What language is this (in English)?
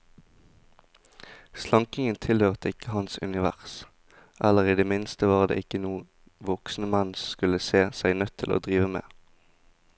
Norwegian